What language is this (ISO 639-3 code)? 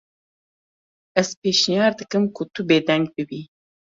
kur